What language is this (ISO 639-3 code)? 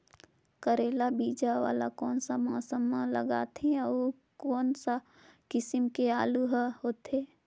hne